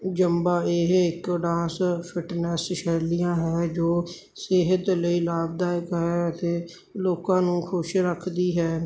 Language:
Punjabi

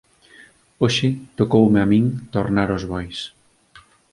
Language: Galician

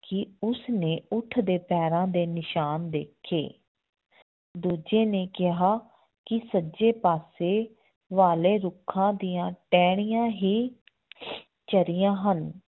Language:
Punjabi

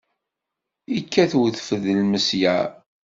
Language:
Kabyle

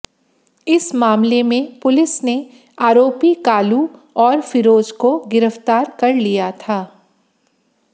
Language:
Hindi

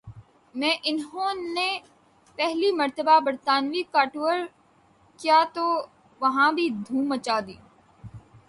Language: Urdu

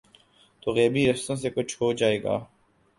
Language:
Urdu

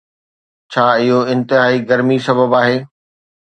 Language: Sindhi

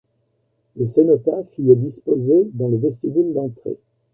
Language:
French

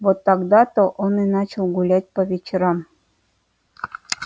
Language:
Russian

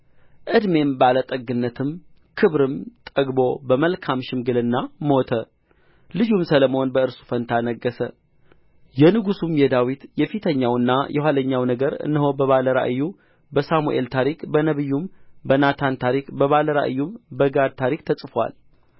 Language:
Amharic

